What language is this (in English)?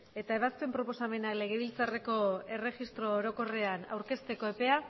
Basque